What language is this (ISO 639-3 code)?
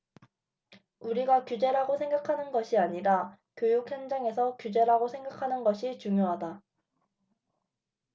kor